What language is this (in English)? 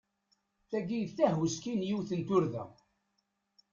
Kabyle